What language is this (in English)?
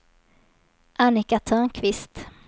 Swedish